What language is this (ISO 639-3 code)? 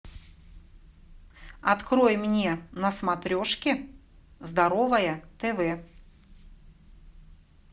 rus